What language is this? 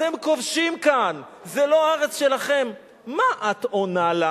Hebrew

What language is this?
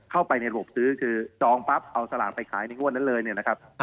Thai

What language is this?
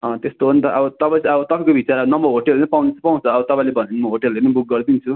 Nepali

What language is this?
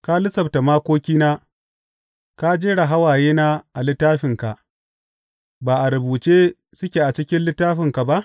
Hausa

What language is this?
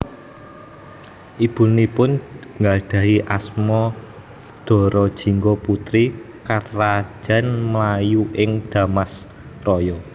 Javanese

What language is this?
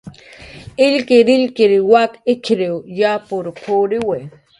Jaqaru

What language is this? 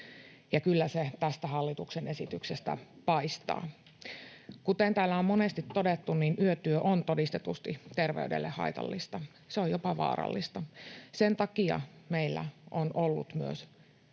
Finnish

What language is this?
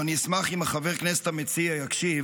Hebrew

